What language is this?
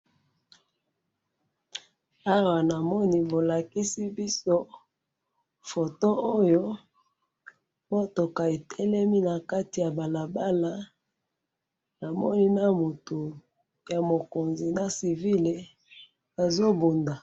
Lingala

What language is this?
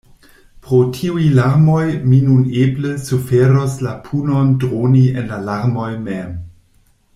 Esperanto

